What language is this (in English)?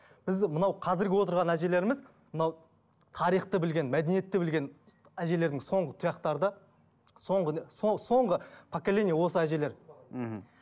Kazakh